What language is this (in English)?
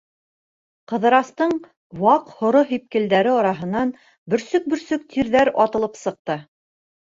Bashkir